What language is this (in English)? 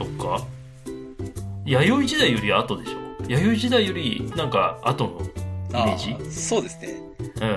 Japanese